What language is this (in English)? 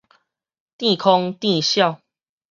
Min Nan Chinese